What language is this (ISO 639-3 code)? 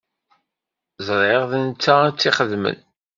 kab